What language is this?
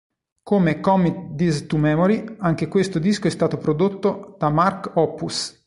Italian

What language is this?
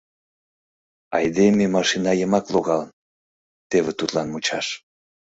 Mari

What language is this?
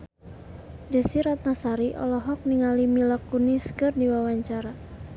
Sundanese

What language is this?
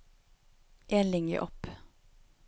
Norwegian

